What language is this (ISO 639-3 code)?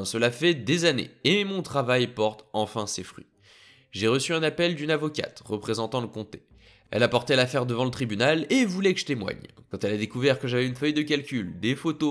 fra